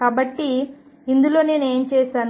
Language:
Telugu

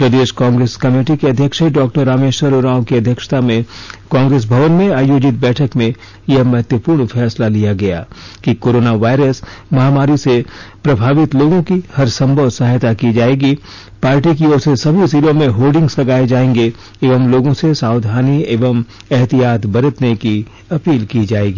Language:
Hindi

